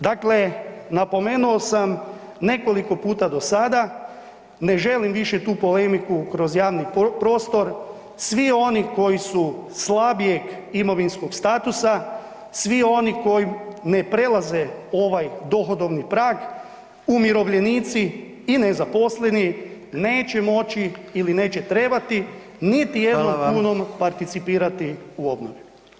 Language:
Croatian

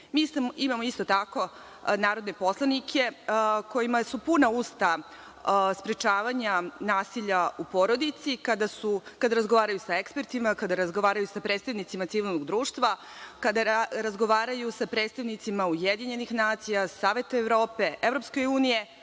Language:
Serbian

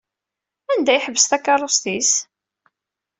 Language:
Kabyle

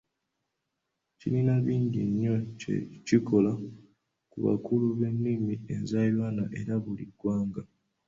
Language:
Ganda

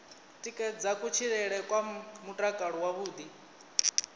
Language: Venda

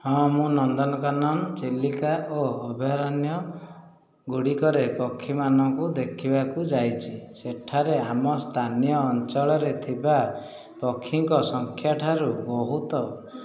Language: Odia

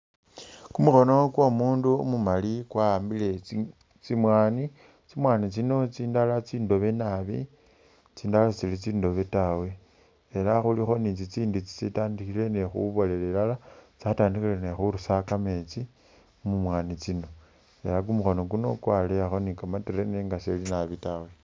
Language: Masaaba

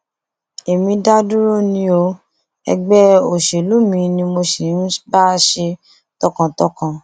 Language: Yoruba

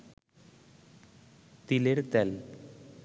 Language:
Bangla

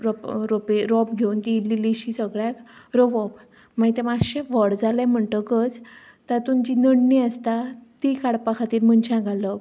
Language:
Konkani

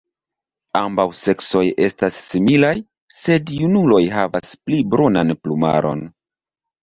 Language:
Esperanto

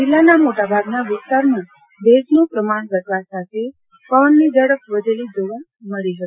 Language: Gujarati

